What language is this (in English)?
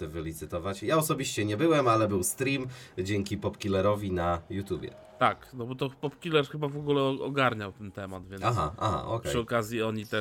Polish